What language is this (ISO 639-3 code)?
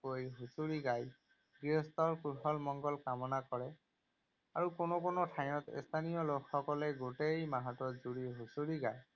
asm